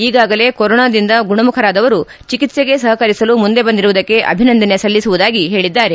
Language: Kannada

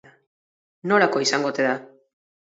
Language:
Basque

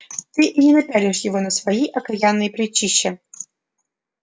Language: Russian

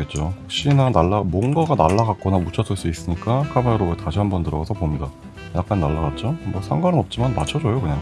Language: Korean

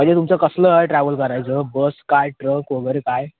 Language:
Marathi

